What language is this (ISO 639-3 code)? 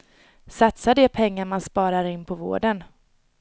swe